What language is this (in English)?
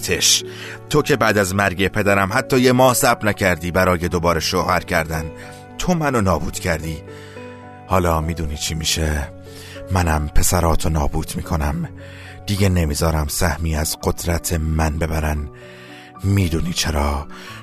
Persian